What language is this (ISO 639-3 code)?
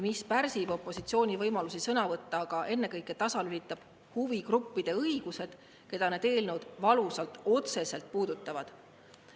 est